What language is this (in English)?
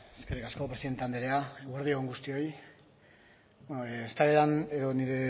Basque